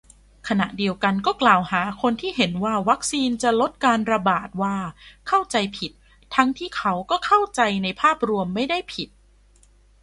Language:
Thai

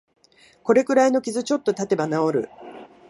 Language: Japanese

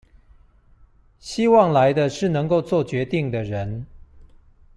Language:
Chinese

